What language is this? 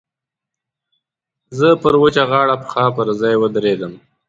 Pashto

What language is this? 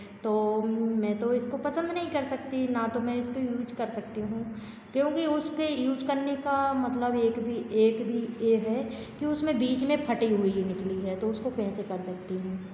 Hindi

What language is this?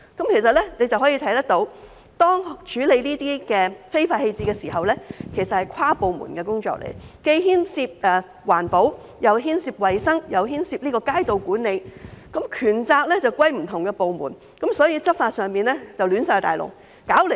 Cantonese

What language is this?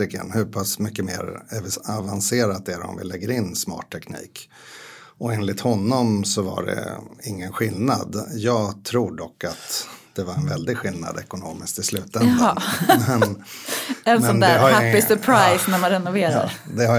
Swedish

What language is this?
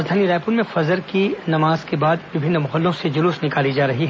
Hindi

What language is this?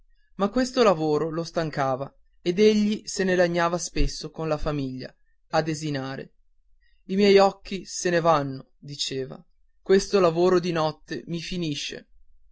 Italian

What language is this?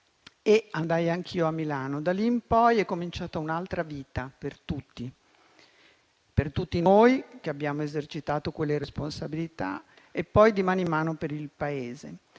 Italian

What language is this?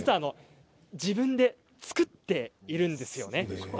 Japanese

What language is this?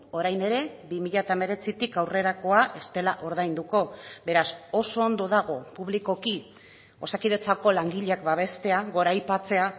Basque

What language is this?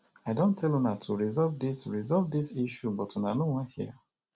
Nigerian Pidgin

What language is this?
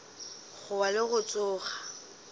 Northern Sotho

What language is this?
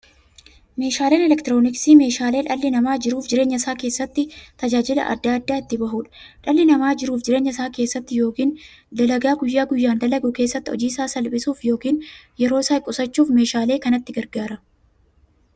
Oromo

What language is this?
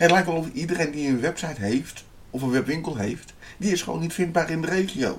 Dutch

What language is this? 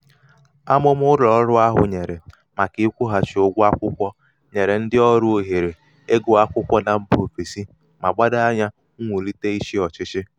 Igbo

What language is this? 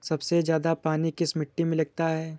Hindi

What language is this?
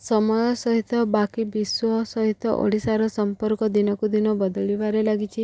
Odia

